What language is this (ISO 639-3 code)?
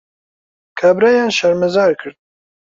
ckb